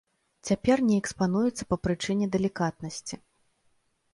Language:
Belarusian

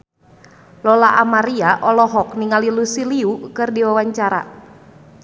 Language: Sundanese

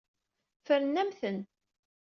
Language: Kabyle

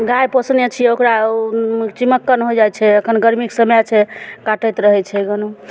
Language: Maithili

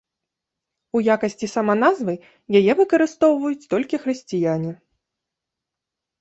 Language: Belarusian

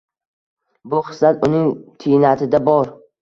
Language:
Uzbek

